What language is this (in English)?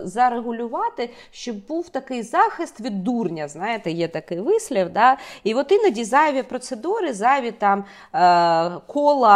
Ukrainian